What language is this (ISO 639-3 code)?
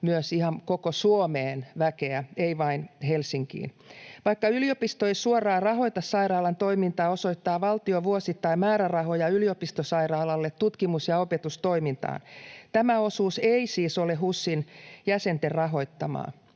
fin